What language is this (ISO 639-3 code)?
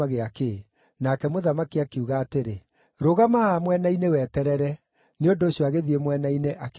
kik